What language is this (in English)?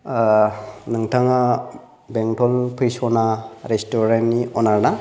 Bodo